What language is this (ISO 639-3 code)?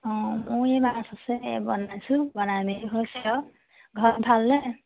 asm